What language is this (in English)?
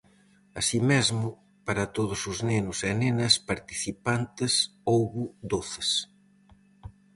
Galician